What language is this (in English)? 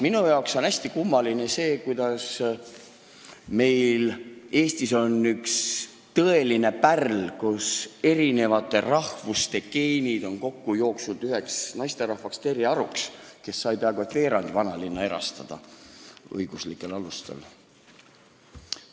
Estonian